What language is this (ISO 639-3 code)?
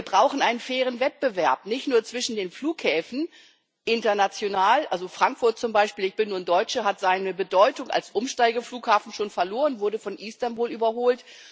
deu